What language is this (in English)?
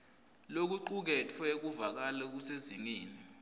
Swati